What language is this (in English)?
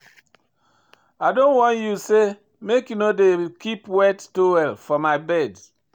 Nigerian Pidgin